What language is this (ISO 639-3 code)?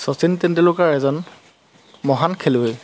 asm